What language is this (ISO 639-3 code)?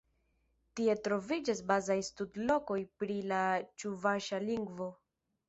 epo